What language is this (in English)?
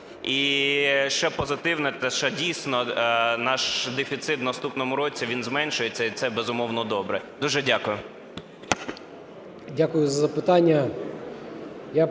Ukrainian